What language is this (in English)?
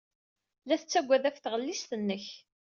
Kabyle